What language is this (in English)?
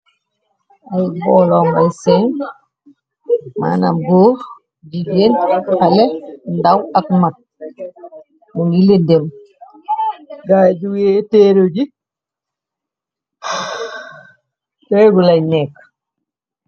Wolof